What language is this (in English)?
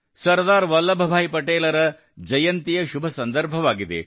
Kannada